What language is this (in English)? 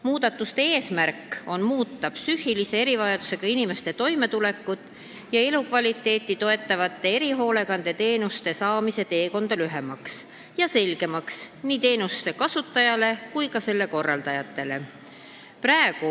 Estonian